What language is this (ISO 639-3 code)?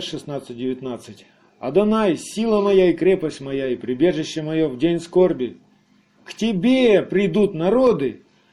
rus